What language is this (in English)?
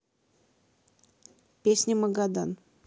Russian